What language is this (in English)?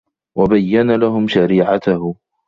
Arabic